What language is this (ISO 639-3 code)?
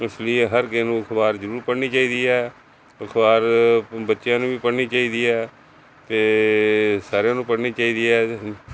pan